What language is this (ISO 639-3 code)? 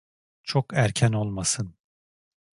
tur